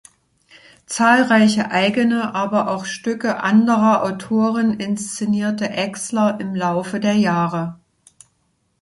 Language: German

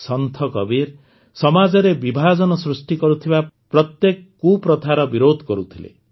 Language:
Odia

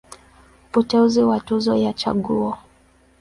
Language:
Swahili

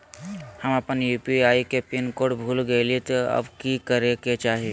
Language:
Magahi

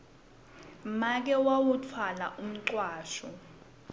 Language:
Swati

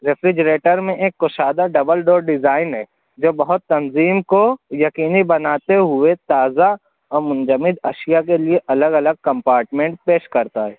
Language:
Urdu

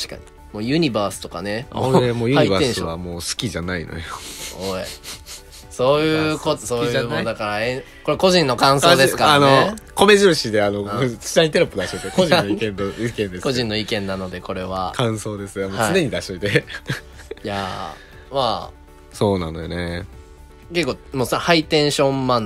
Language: Japanese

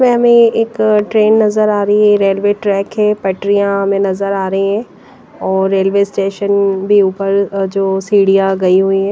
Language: Hindi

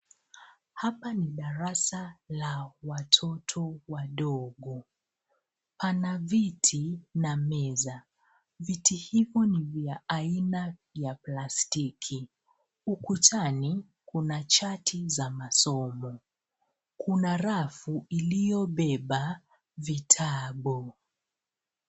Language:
Swahili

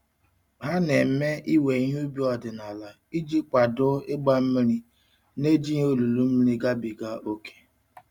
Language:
Igbo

